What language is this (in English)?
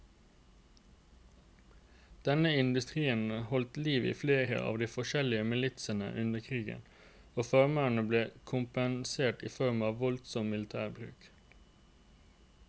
Norwegian